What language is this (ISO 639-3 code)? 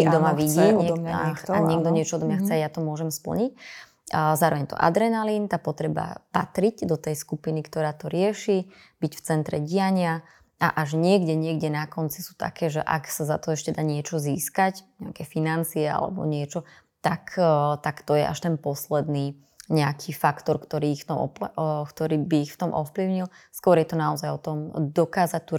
slk